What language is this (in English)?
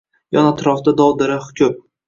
Uzbek